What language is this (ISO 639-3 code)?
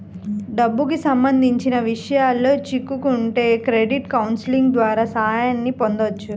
tel